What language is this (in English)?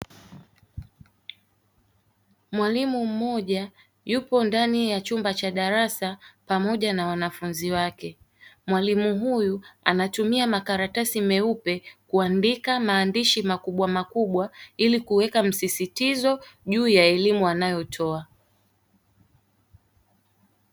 Swahili